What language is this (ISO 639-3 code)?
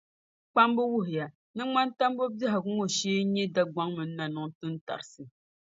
dag